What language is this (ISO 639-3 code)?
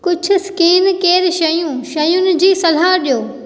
snd